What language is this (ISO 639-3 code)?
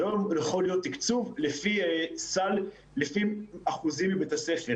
heb